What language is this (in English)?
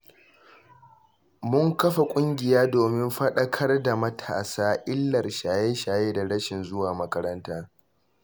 Hausa